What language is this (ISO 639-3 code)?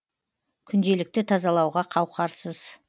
kaz